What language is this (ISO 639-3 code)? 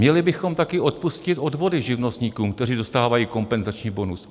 ces